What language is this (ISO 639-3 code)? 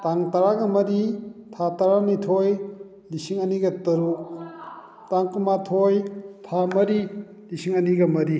mni